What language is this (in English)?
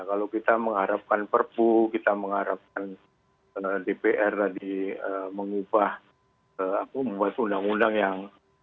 Indonesian